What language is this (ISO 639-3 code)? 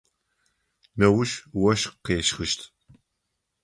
ady